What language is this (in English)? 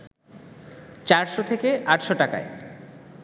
Bangla